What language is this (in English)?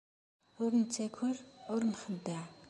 Kabyle